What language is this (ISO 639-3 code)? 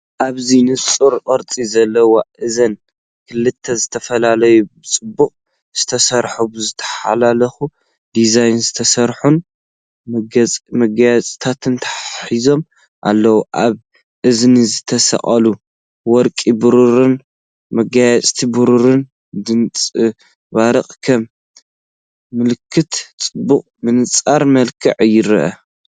tir